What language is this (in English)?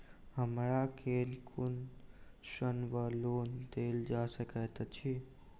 Maithili